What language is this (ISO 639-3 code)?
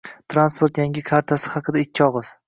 uzb